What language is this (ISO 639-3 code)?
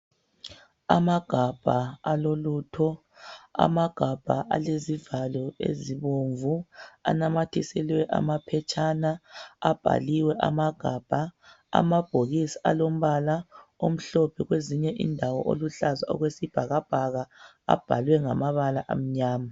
nde